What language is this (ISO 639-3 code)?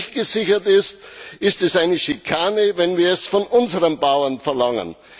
deu